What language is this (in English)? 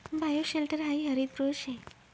Marathi